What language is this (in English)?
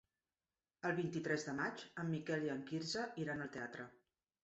Catalan